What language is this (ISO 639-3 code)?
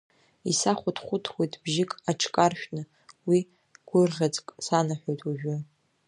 abk